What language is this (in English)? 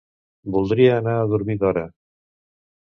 Catalan